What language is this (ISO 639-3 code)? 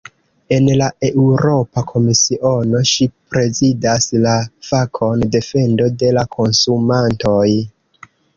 epo